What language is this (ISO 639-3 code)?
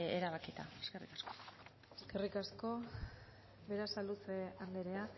eus